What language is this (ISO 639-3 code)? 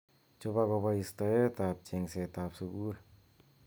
kln